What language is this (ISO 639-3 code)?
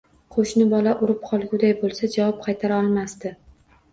uzb